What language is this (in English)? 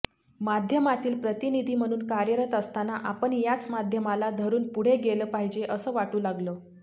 Marathi